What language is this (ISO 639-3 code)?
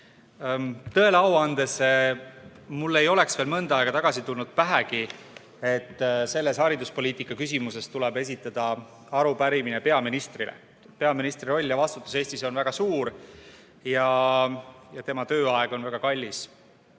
est